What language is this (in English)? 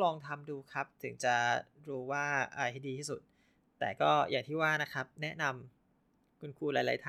Thai